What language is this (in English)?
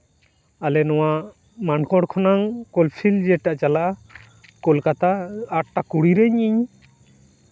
Santali